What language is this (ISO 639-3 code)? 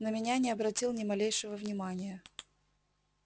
rus